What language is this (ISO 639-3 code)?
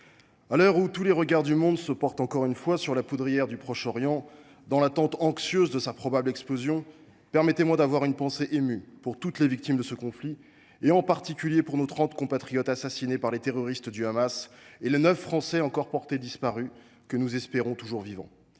fra